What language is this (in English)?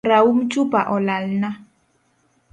Luo (Kenya and Tanzania)